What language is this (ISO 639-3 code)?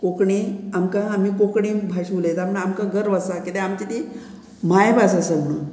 kok